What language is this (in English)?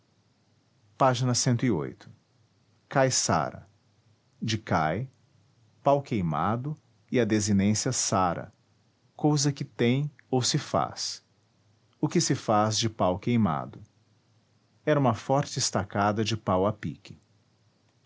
Portuguese